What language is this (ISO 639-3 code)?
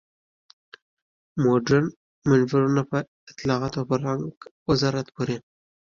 pus